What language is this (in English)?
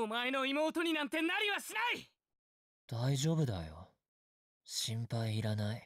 Japanese